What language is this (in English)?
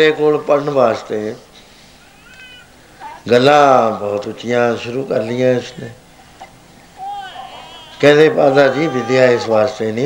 Punjabi